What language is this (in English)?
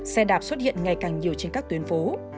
Vietnamese